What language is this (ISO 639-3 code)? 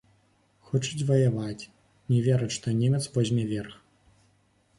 bel